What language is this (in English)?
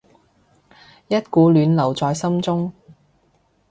Cantonese